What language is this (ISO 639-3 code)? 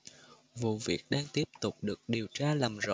vie